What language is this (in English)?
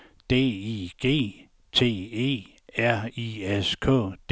Danish